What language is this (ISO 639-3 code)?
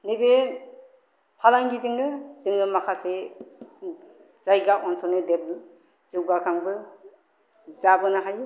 brx